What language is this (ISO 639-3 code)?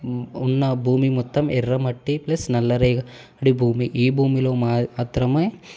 tel